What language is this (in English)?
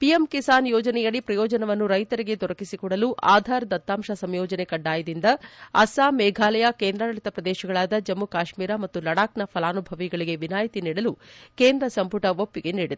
Kannada